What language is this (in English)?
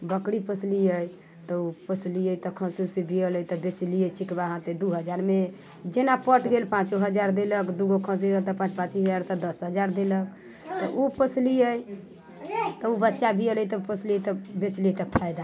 Maithili